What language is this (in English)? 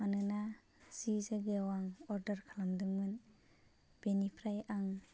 Bodo